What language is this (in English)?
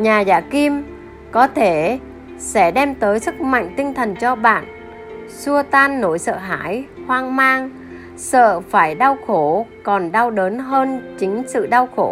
Vietnamese